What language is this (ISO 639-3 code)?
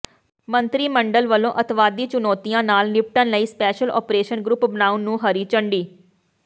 pan